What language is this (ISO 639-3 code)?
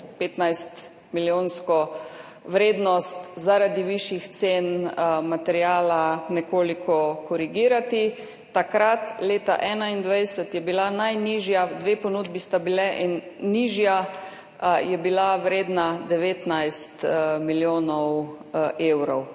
slv